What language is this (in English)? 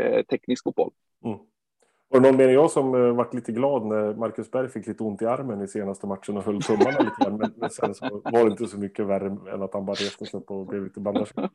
Swedish